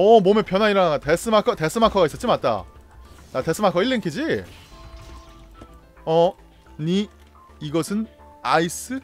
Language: Korean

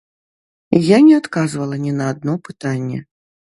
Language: Belarusian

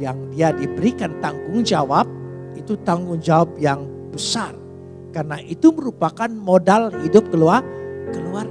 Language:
Indonesian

